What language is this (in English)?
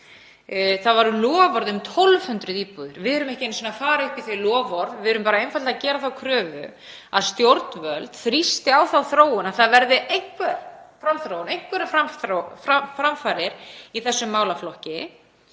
Icelandic